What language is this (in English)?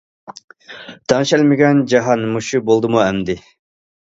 Uyghur